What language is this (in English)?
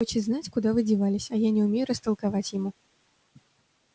Russian